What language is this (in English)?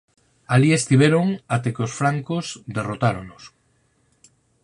Galician